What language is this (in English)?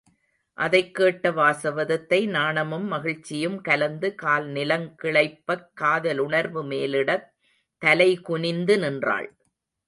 Tamil